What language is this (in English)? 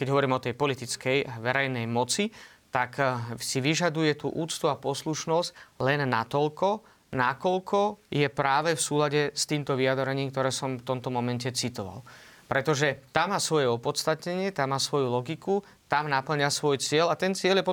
Slovak